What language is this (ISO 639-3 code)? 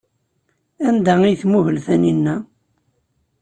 kab